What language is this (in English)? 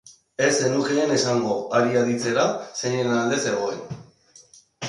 Basque